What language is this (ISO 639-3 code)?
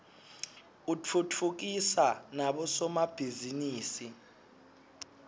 ssw